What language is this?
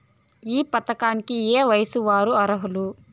Telugu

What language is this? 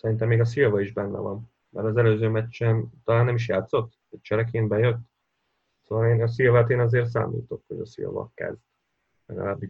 Hungarian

